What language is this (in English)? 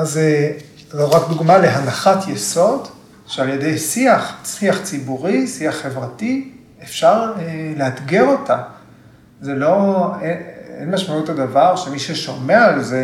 Hebrew